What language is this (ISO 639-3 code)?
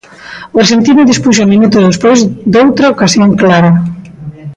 glg